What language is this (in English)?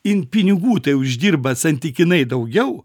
Lithuanian